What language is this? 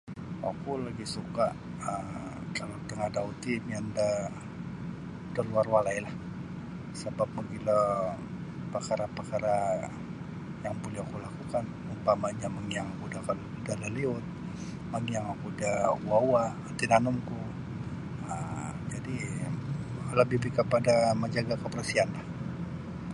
Sabah Bisaya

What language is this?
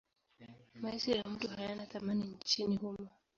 Swahili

